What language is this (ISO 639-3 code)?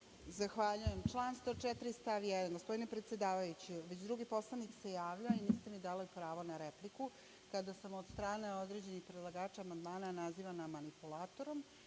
srp